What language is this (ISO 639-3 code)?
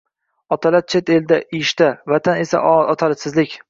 uzb